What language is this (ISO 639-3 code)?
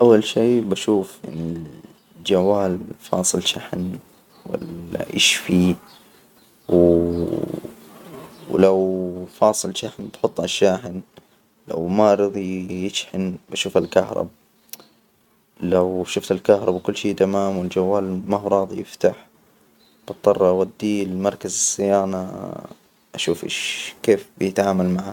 acw